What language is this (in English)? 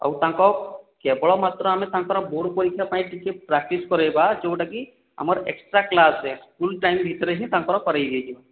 Odia